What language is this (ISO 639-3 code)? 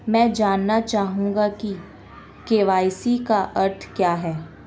hin